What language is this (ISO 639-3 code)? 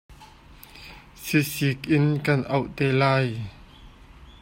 cnh